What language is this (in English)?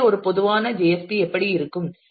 Tamil